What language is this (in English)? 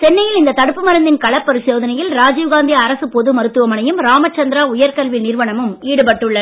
Tamil